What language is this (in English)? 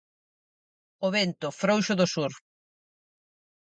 Galician